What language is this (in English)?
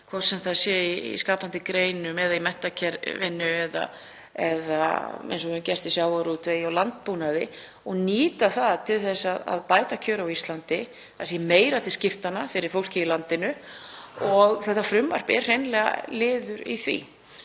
Icelandic